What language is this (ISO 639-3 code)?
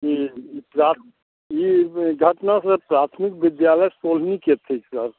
mai